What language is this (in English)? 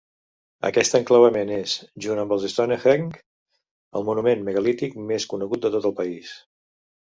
Catalan